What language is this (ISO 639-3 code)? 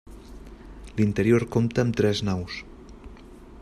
cat